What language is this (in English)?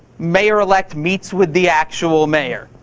English